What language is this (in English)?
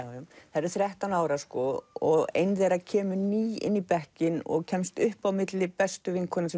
Icelandic